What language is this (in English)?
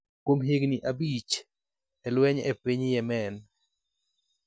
Luo (Kenya and Tanzania)